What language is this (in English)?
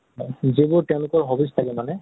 Assamese